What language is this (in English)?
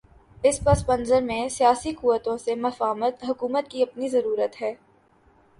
Urdu